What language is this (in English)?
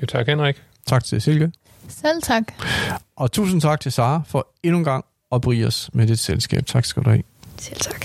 Danish